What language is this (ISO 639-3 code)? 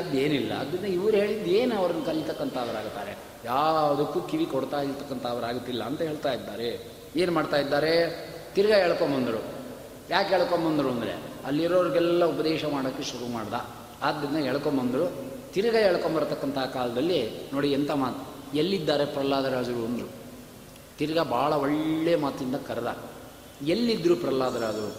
kan